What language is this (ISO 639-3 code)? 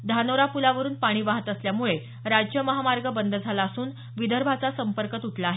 mar